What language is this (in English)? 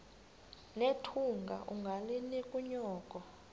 Xhosa